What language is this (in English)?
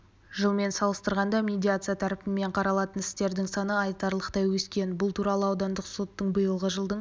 Kazakh